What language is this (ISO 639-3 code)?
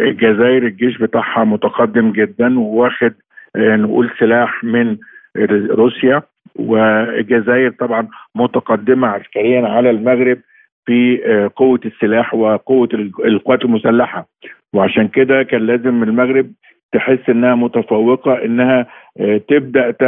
ara